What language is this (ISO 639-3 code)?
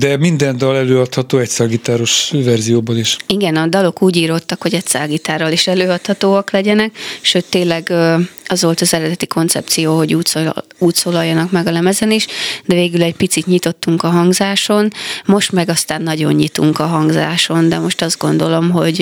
hun